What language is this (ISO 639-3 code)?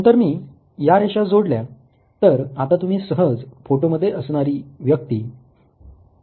mar